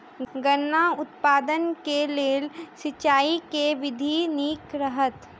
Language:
Maithili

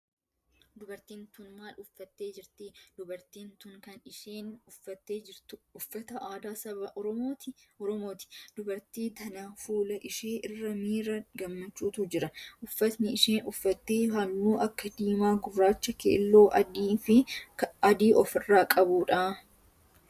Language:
Oromo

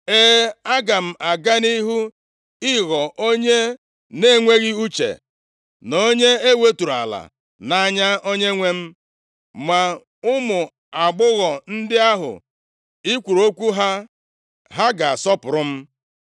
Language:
Igbo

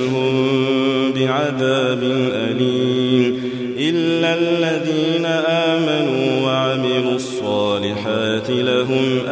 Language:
Arabic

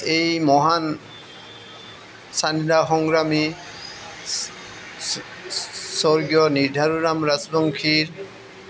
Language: Assamese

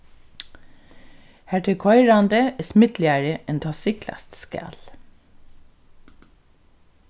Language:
Faroese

